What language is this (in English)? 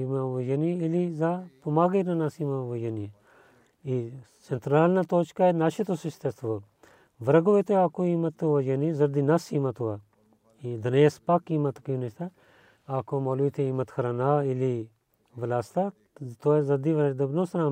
Bulgarian